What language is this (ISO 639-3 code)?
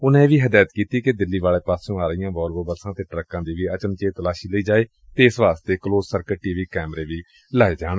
pan